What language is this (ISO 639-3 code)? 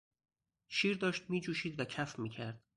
fas